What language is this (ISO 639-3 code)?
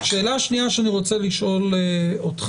heb